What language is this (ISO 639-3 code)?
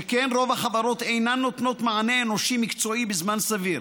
heb